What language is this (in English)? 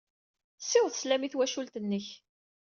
Kabyle